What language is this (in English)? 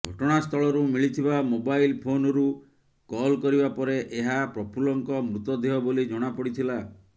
Odia